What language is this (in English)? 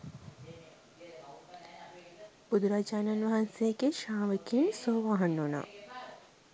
Sinhala